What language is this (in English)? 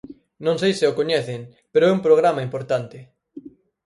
Galician